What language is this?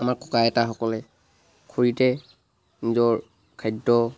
Assamese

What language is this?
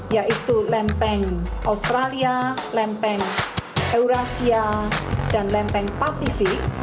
Indonesian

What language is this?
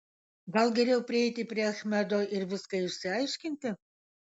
Lithuanian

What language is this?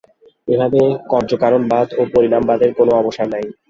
Bangla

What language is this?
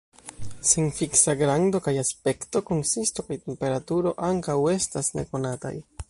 Esperanto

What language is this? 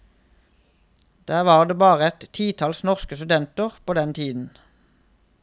Norwegian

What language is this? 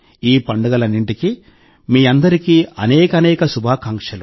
Telugu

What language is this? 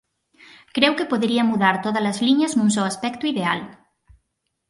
Galician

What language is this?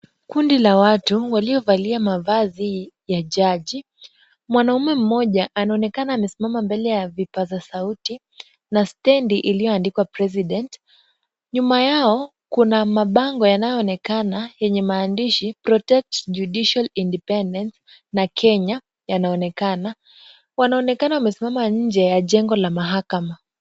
Swahili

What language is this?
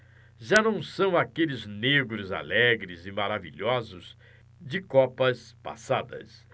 Portuguese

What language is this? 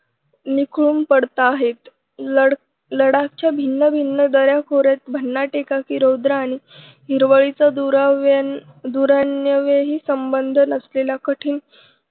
Marathi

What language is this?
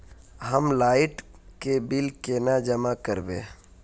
Magahi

